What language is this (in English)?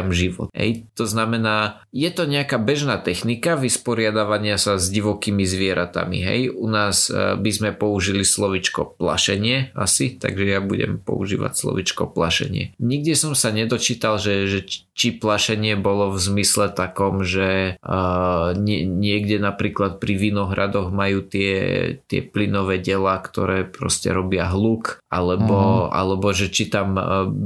Slovak